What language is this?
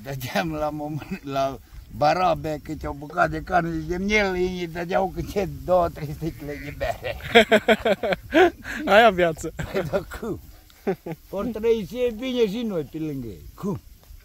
Romanian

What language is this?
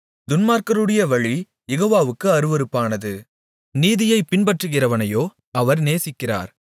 Tamil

